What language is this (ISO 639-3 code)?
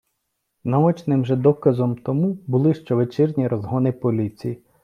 ukr